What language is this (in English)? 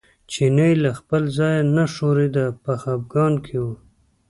Pashto